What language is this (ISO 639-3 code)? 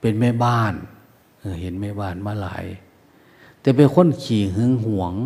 tha